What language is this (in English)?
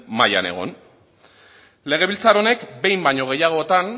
Basque